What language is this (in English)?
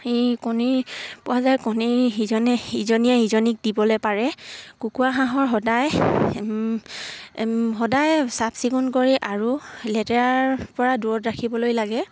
Assamese